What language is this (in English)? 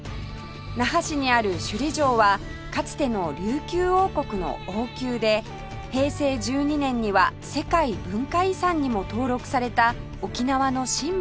Japanese